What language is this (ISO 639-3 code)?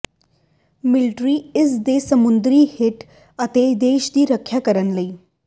pan